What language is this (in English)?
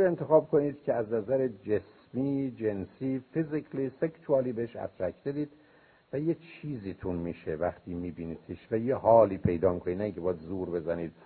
Persian